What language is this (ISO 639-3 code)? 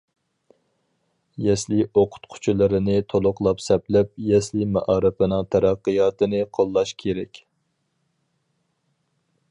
uig